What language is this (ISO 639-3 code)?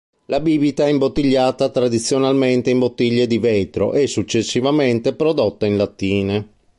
ita